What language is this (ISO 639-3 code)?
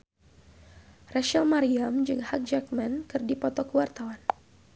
sun